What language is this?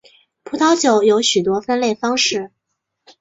Chinese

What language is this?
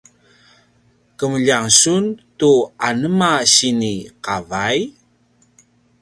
Paiwan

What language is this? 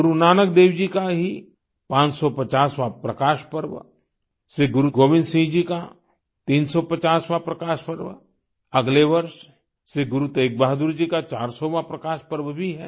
Hindi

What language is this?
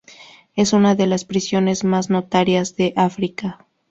Spanish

